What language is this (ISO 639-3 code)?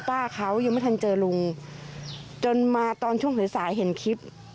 tha